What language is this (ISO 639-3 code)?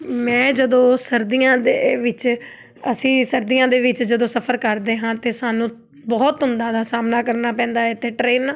pan